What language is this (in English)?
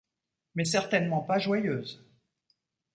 French